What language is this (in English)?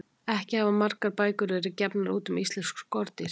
Icelandic